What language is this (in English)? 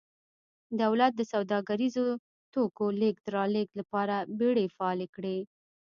Pashto